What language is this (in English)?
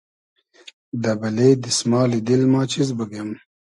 Hazaragi